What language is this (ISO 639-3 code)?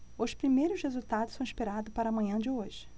por